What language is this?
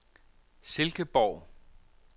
Danish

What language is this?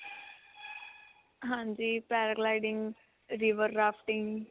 Punjabi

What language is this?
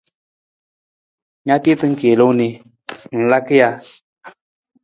Nawdm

